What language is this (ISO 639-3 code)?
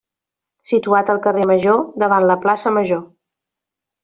cat